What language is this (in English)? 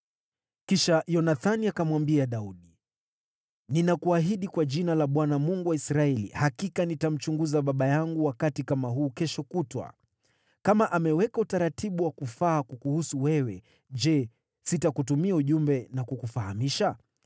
Swahili